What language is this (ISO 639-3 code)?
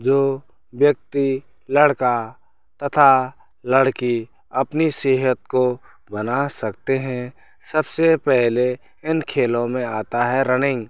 hin